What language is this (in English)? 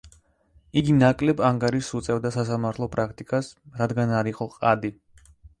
Georgian